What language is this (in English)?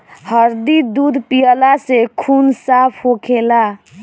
Bhojpuri